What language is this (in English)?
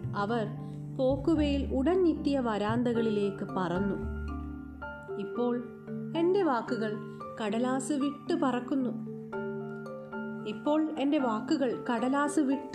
Malayalam